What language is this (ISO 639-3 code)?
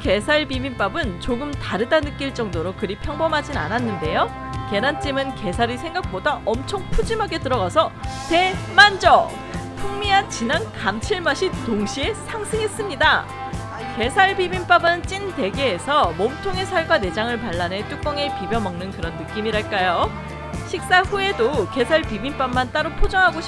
kor